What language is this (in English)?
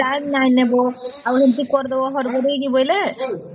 Odia